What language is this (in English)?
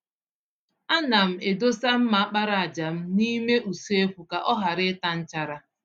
Igbo